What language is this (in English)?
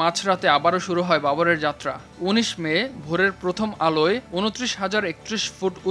Bangla